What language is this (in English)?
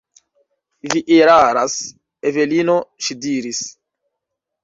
Esperanto